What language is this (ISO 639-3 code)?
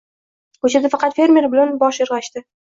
uzb